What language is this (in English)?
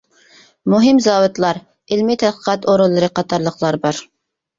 Uyghur